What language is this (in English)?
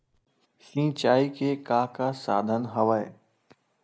Chhattisgarhi